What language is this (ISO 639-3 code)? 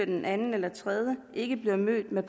dan